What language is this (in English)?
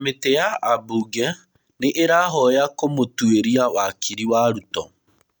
Kikuyu